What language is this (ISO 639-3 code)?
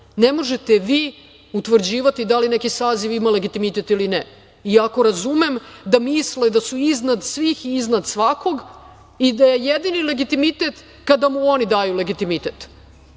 srp